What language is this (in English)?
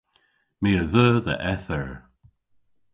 Cornish